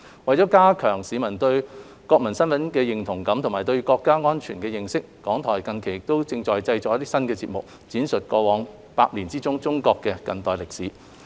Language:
Cantonese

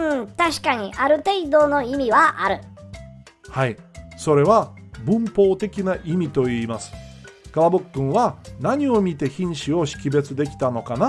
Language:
Japanese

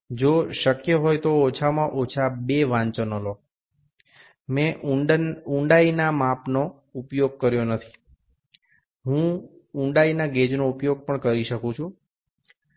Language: Gujarati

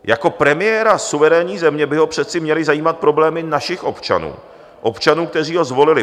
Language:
Czech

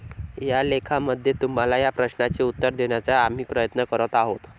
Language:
Marathi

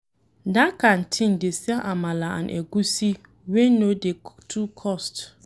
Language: Nigerian Pidgin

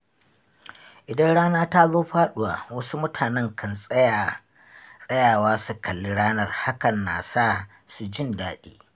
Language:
Hausa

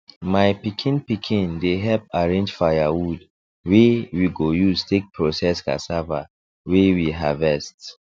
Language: Nigerian Pidgin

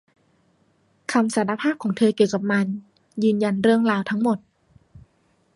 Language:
Thai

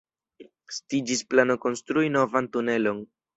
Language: Esperanto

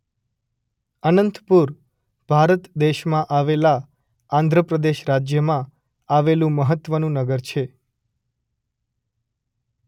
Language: Gujarati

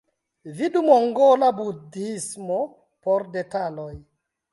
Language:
Esperanto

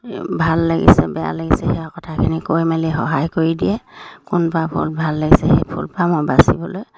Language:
Assamese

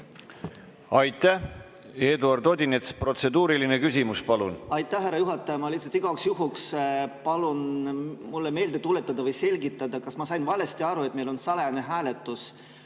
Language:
Estonian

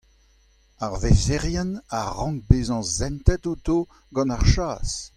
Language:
Breton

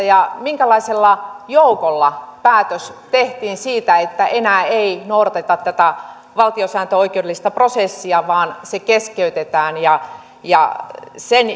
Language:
Finnish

